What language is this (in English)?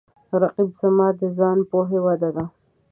Pashto